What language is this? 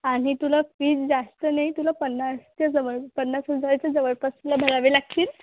Marathi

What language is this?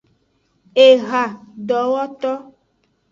Aja (Benin)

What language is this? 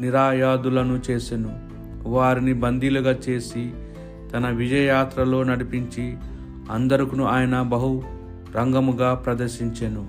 Telugu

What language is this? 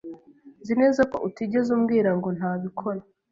Kinyarwanda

